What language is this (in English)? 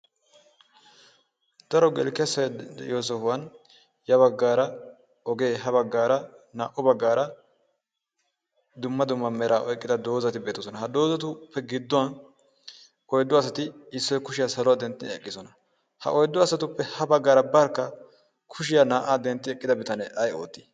Wolaytta